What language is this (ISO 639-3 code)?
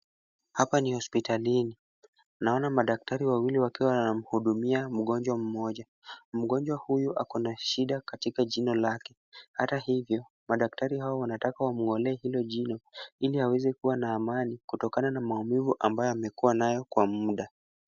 swa